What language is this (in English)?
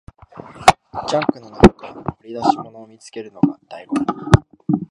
Japanese